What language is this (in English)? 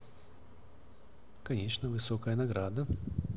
Russian